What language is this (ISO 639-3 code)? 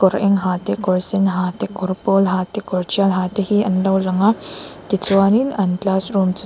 lus